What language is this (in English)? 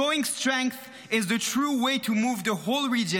Hebrew